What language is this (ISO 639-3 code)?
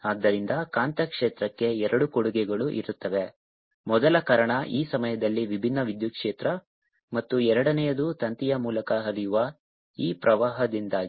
kan